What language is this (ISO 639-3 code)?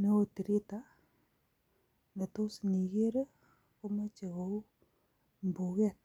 kln